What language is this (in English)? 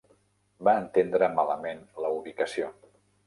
Catalan